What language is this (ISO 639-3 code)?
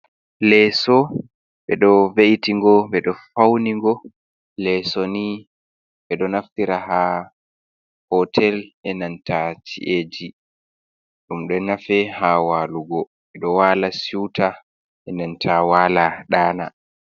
ful